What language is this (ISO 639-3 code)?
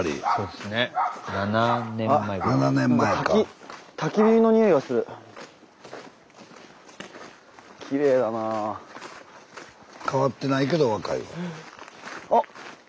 jpn